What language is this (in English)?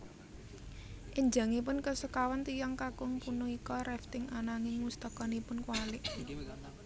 Javanese